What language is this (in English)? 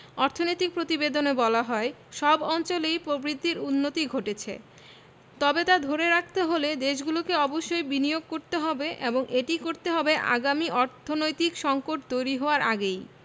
Bangla